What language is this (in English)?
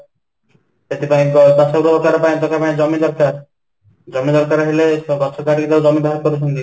Odia